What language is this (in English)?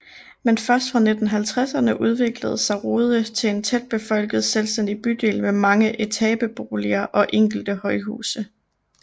Danish